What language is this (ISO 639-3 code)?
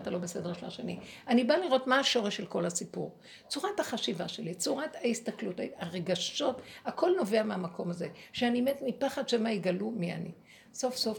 heb